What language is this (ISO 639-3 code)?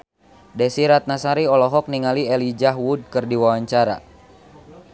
sun